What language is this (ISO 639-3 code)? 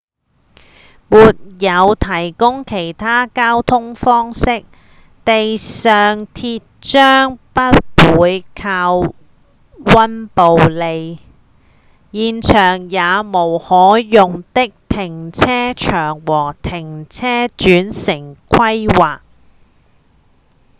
yue